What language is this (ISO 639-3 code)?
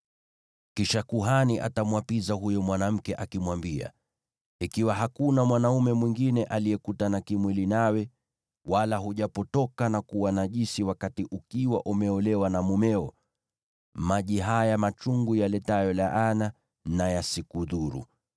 swa